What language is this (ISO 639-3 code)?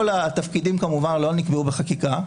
heb